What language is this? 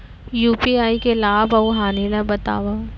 Chhattisgarhi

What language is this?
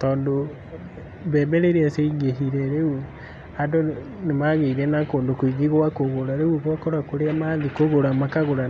Kikuyu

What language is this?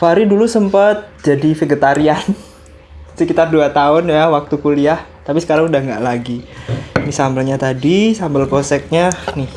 Indonesian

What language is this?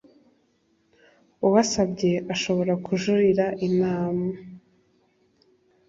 Kinyarwanda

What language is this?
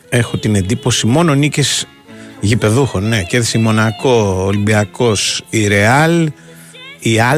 Greek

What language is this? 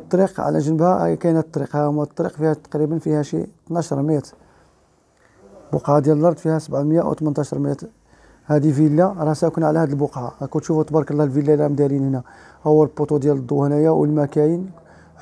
Arabic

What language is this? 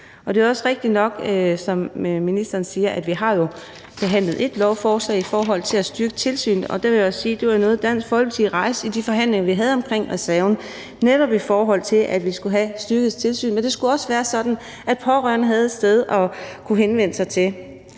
Danish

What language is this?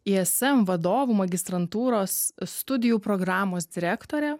Lithuanian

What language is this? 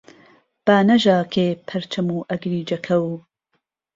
Central Kurdish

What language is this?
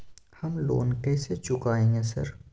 Maithili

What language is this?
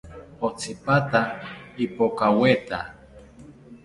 South Ucayali Ashéninka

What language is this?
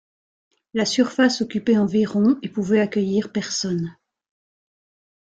French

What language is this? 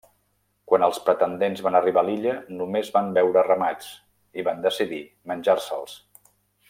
Catalan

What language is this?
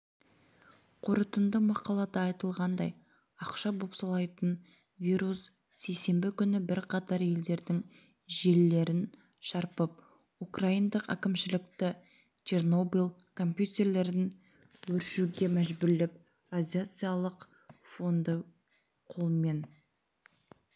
Kazakh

